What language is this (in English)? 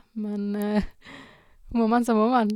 Norwegian